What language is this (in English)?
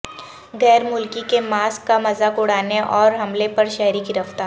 Urdu